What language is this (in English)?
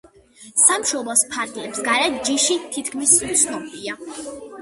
Georgian